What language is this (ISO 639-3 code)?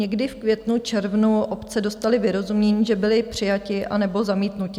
ces